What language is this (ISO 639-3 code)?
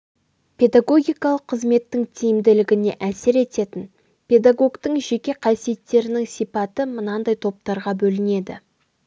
kaz